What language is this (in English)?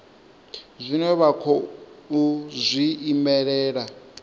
Venda